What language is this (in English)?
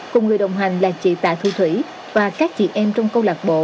Vietnamese